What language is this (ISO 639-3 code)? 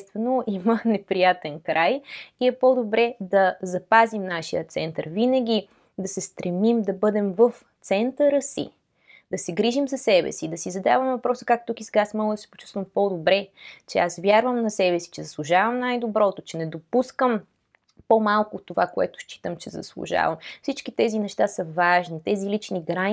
bul